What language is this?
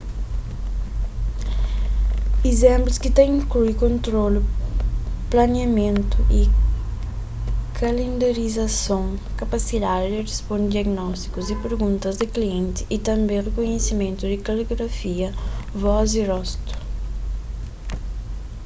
Kabuverdianu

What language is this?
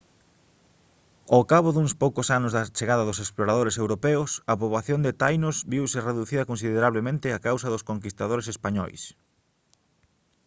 Galician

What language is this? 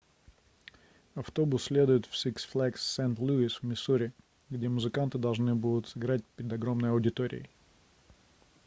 Russian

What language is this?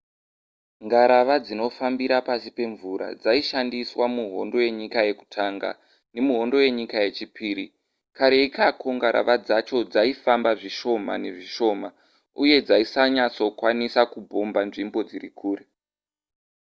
Shona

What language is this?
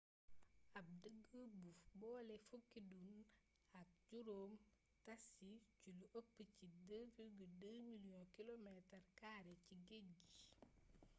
Wolof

